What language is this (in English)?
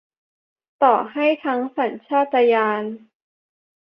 Thai